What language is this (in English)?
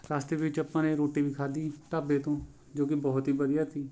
Punjabi